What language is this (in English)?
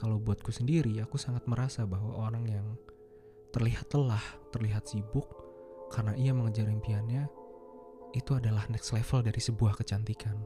Indonesian